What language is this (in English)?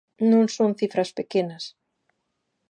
Galician